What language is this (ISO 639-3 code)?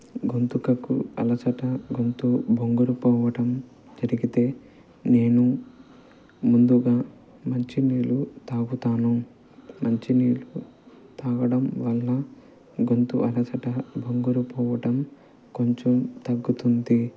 tel